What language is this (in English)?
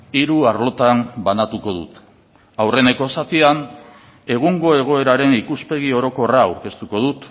Basque